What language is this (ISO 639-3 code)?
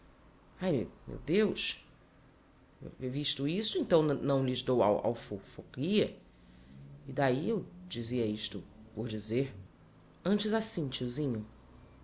por